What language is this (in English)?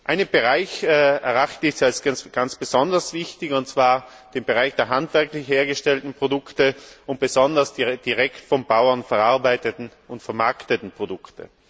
German